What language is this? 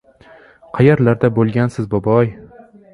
Uzbek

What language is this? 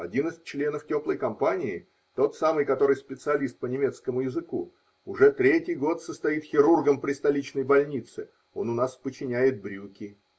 Russian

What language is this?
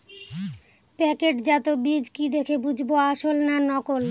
Bangla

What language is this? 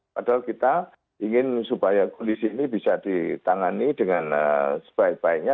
Indonesian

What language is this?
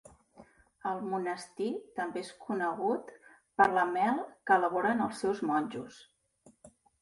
Catalan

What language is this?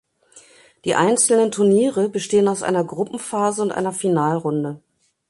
German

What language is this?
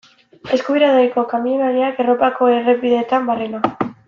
Basque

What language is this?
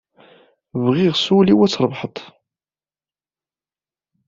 Kabyle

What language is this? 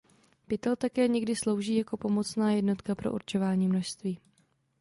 Czech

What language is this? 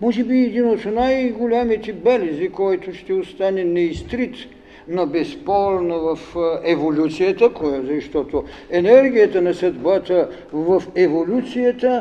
Bulgarian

